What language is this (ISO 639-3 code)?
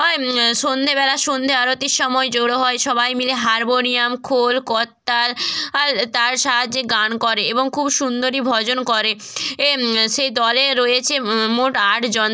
ben